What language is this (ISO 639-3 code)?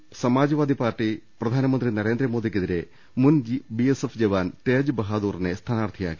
mal